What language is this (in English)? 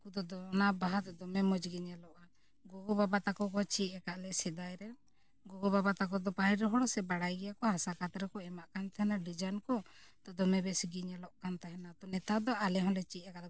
Santali